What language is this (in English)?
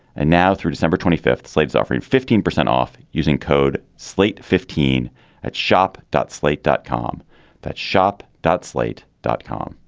English